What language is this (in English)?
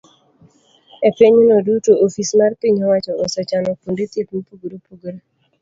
Luo (Kenya and Tanzania)